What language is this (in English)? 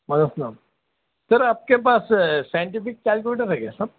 Urdu